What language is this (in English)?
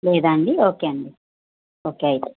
Telugu